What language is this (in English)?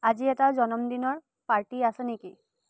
Assamese